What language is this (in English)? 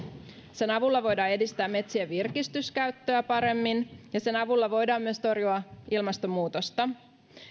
Finnish